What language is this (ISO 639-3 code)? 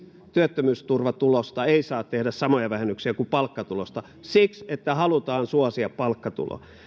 fin